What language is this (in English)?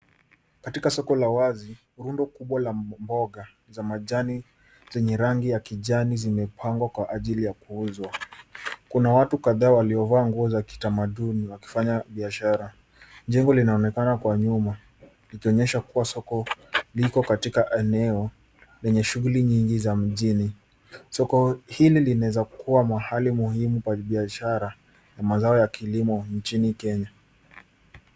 Swahili